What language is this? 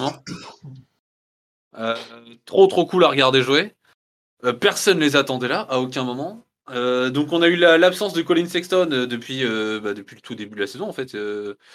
French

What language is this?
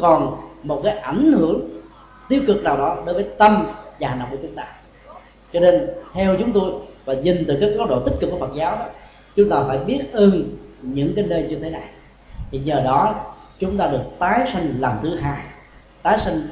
Vietnamese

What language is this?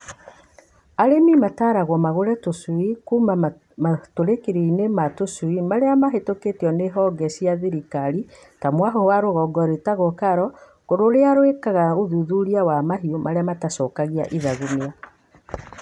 Kikuyu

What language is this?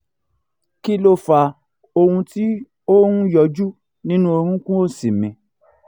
Yoruba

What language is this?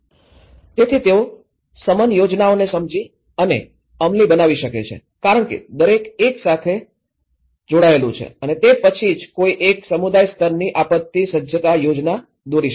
Gujarati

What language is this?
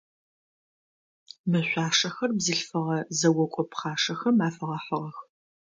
Adyghe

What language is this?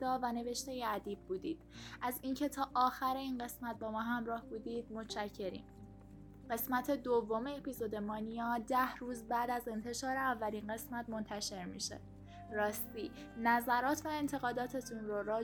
Persian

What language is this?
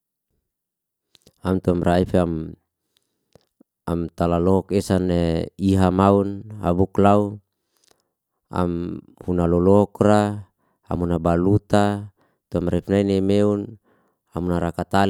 Liana-Seti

